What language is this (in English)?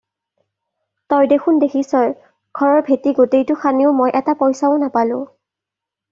Assamese